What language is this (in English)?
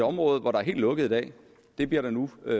Danish